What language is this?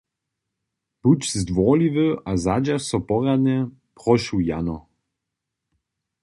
Upper Sorbian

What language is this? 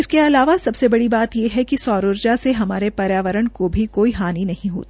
Hindi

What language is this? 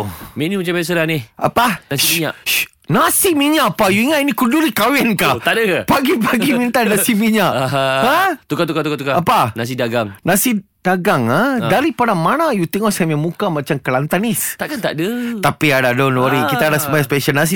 Malay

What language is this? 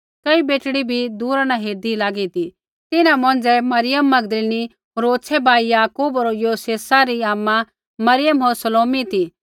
Kullu Pahari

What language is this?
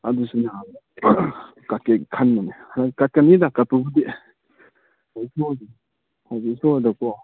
Manipuri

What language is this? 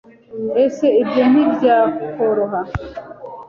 Kinyarwanda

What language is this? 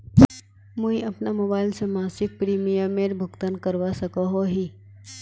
Magahi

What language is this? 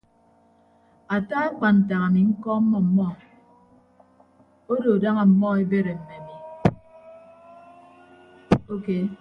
Ibibio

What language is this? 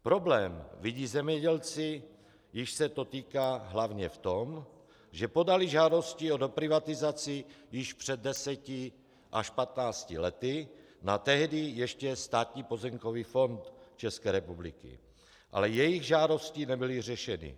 Czech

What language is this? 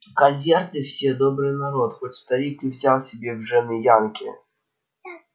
Russian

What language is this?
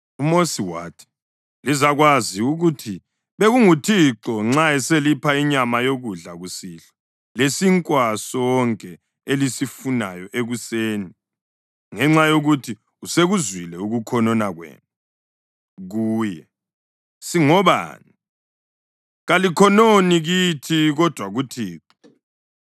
North Ndebele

